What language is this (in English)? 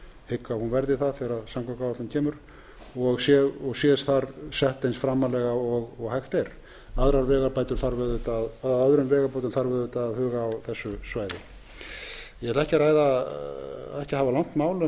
Icelandic